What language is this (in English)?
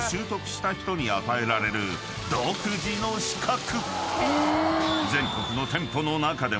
Japanese